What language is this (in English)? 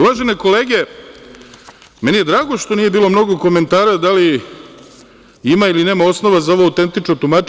Serbian